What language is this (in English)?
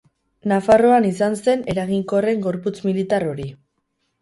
Basque